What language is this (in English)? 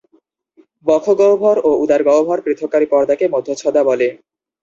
Bangla